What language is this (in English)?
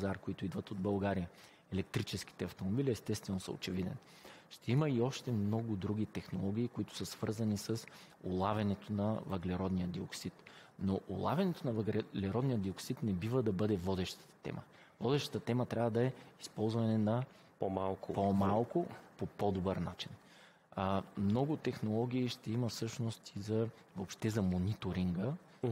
Bulgarian